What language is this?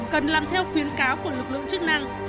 Vietnamese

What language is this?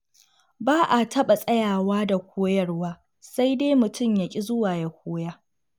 Hausa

